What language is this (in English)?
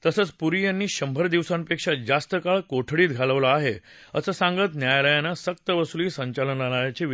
Marathi